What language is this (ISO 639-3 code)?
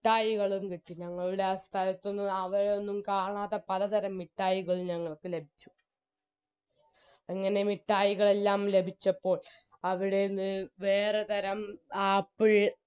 mal